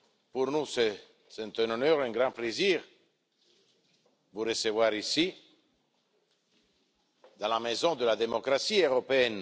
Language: French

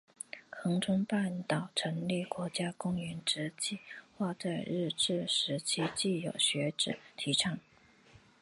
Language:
Chinese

